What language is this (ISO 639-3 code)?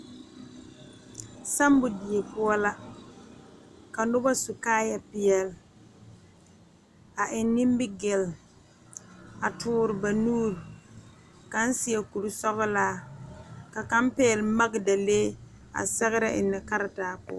dga